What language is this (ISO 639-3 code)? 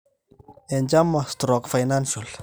mas